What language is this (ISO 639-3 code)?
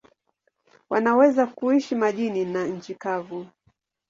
swa